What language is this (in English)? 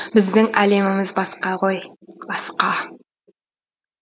Kazakh